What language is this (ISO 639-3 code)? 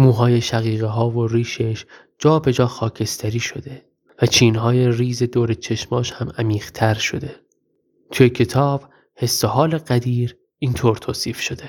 fas